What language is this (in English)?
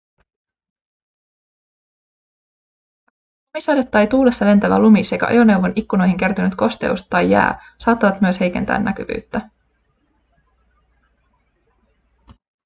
Finnish